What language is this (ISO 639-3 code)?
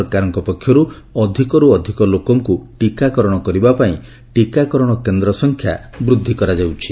ori